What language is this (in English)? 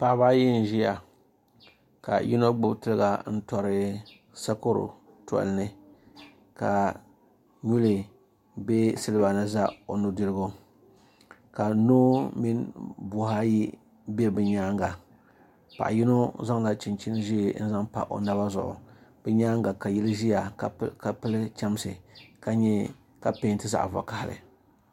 Dagbani